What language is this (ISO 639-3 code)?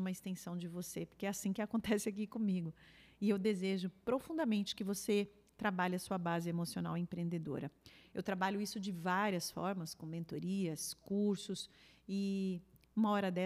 por